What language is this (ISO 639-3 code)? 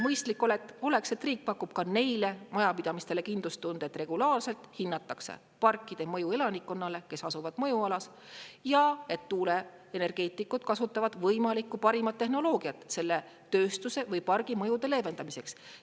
est